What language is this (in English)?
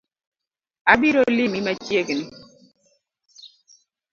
Luo (Kenya and Tanzania)